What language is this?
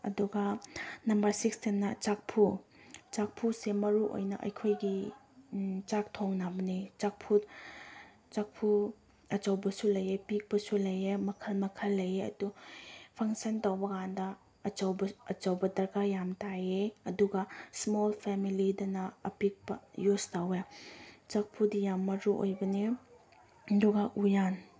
Manipuri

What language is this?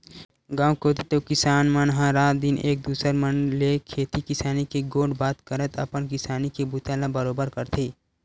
Chhattisgarhi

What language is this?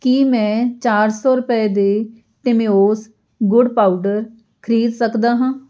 Punjabi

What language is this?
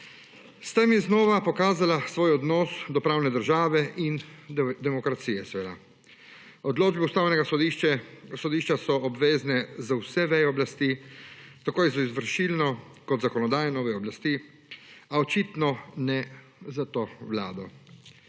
Slovenian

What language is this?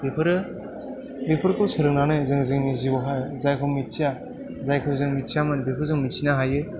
Bodo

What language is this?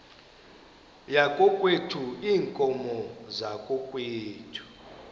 Xhosa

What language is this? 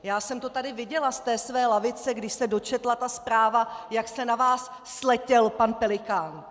Czech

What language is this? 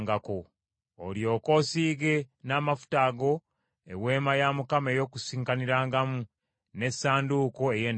Ganda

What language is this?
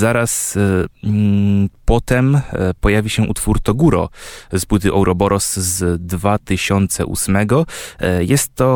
Polish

